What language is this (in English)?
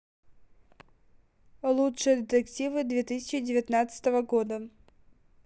Russian